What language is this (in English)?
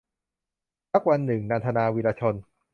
Thai